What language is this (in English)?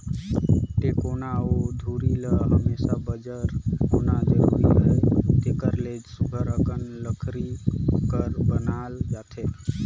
Chhattisgarhi